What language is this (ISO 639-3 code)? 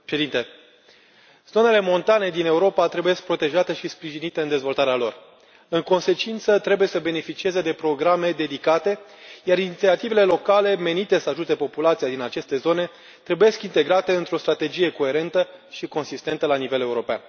ron